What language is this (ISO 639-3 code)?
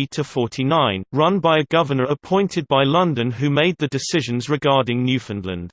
eng